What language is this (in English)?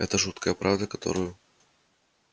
Russian